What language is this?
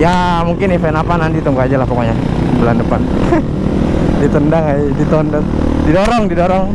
Indonesian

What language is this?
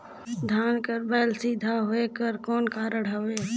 Chhattisgarhi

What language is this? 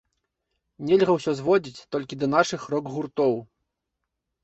Belarusian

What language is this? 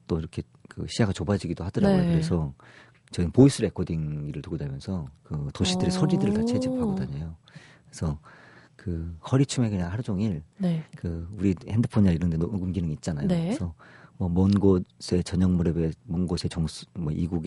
Korean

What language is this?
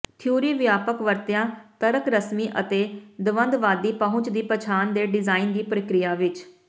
Punjabi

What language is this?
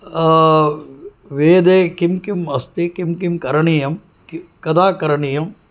Sanskrit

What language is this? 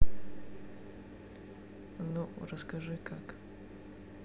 Russian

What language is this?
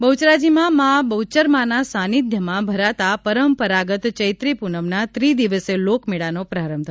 Gujarati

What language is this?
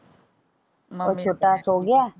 Punjabi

